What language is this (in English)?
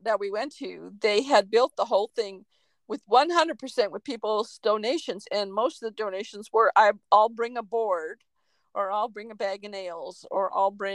English